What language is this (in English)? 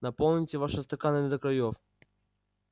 Russian